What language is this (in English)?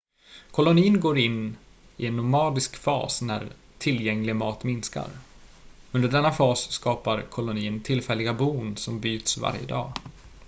Swedish